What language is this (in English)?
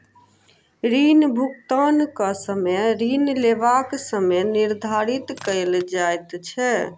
Maithili